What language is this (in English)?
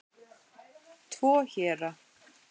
Icelandic